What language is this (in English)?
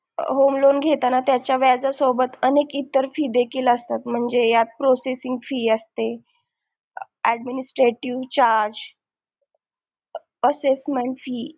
Marathi